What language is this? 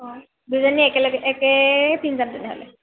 Assamese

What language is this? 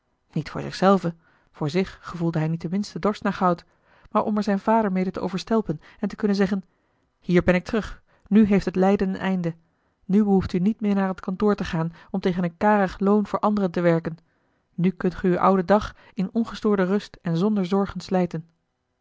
Dutch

